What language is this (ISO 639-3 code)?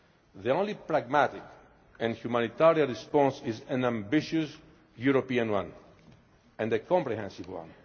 eng